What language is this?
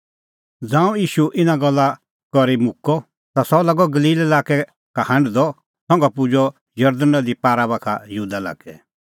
Kullu Pahari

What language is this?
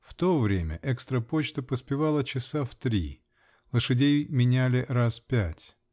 Russian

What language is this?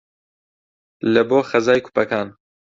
Central Kurdish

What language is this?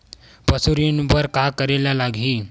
Chhattisgarhi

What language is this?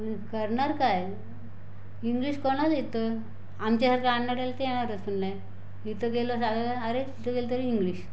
Marathi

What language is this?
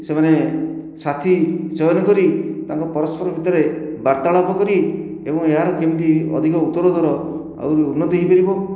Odia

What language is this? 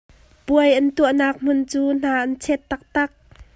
Hakha Chin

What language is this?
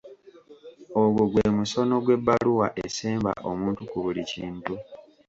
Ganda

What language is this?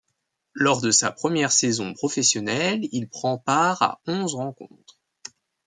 French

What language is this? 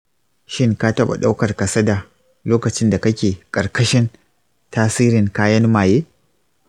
Hausa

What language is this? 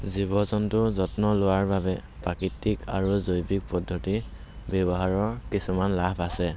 Assamese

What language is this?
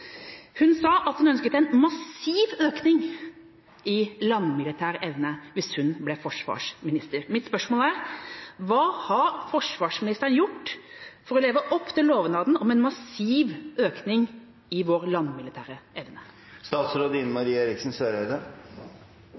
Norwegian Bokmål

